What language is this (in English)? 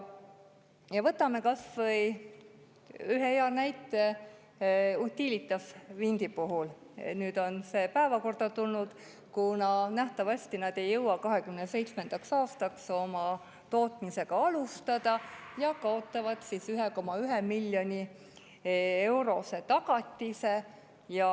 Estonian